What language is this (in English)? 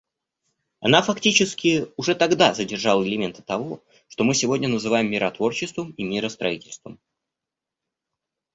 Russian